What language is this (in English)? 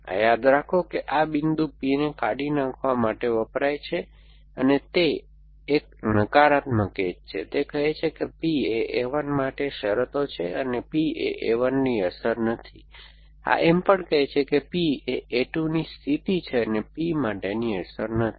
Gujarati